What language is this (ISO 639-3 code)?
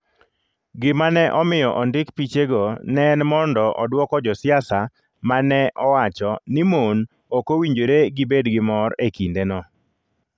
luo